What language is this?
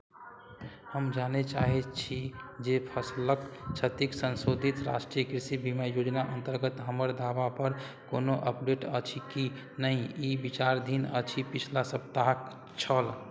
Maithili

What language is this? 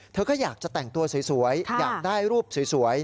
Thai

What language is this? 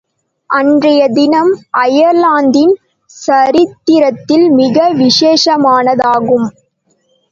Tamil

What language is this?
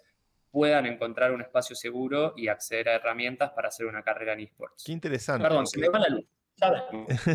Spanish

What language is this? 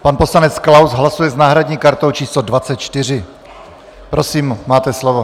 Czech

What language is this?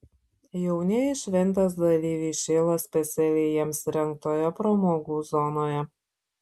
Lithuanian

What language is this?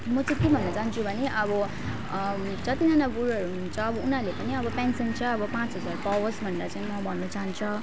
Nepali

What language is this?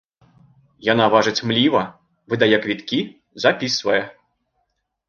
Belarusian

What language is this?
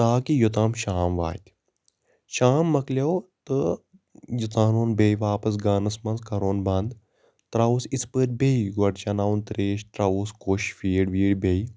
Kashmiri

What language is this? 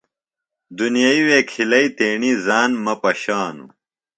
Phalura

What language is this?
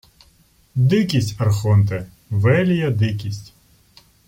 Ukrainian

